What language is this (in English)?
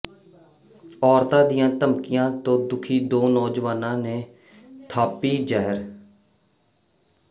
Punjabi